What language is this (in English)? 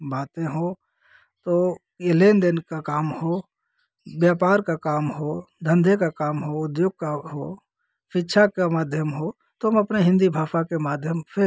Hindi